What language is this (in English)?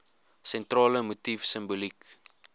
Afrikaans